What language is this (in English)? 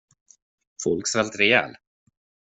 Swedish